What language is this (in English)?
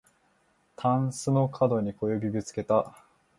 Japanese